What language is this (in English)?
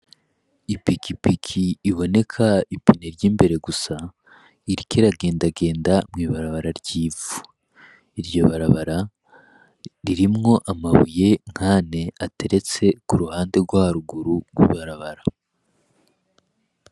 Rundi